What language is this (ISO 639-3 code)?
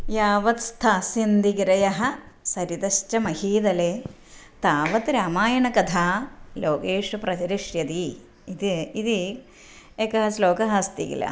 san